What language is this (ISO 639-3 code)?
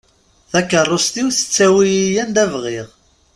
kab